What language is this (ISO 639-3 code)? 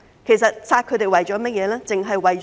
yue